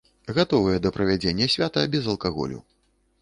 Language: Belarusian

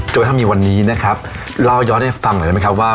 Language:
Thai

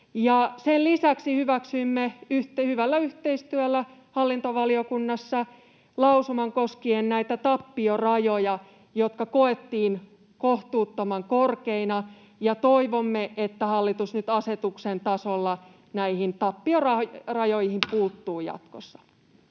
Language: Finnish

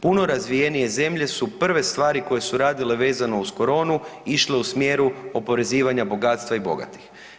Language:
Croatian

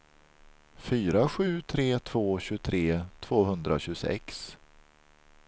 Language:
Swedish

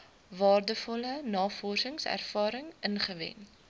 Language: Afrikaans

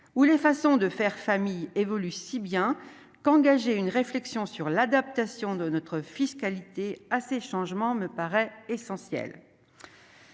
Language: French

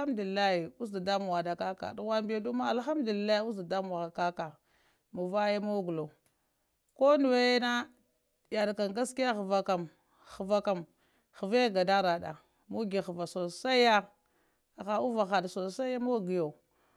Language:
Lamang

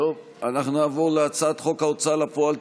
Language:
Hebrew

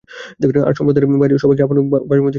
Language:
Bangla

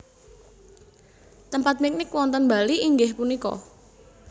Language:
Javanese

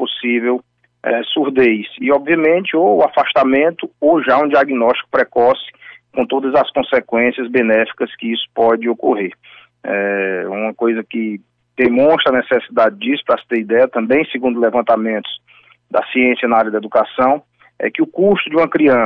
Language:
Portuguese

